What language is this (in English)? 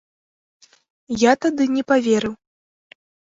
Belarusian